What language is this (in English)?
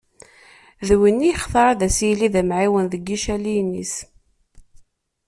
Kabyle